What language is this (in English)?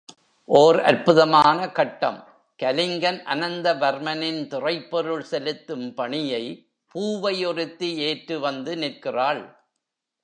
Tamil